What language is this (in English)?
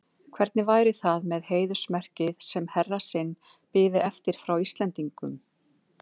Icelandic